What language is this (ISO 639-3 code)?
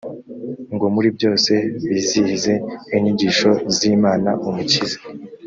kin